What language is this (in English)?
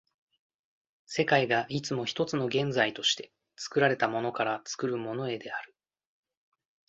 Japanese